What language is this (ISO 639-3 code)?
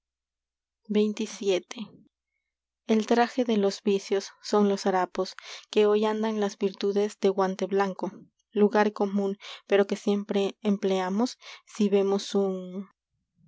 spa